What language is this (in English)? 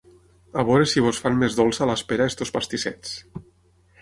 Catalan